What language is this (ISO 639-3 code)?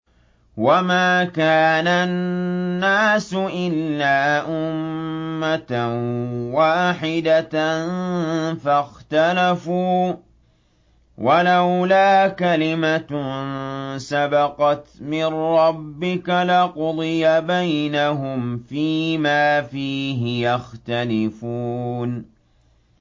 ara